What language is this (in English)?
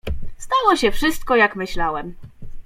Polish